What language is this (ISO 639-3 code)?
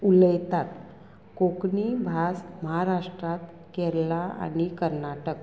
kok